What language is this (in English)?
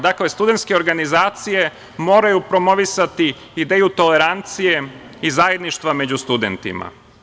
Serbian